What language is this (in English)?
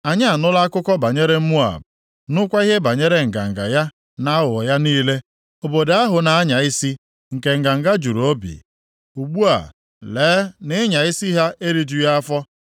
Igbo